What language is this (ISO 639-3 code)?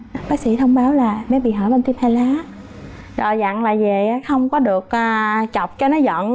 vie